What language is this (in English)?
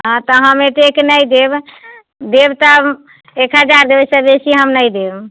Maithili